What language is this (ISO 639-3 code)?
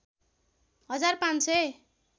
nep